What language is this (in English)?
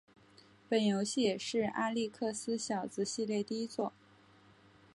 Chinese